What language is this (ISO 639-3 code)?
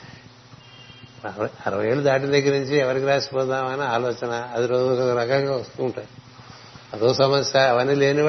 tel